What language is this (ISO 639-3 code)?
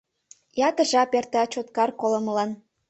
chm